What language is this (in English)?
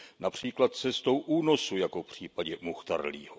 Czech